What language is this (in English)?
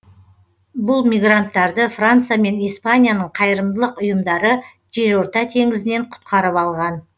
Kazakh